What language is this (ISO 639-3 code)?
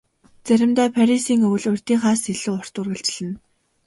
mon